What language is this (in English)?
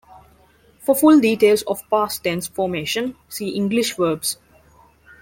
English